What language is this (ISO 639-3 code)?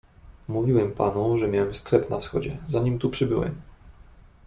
pol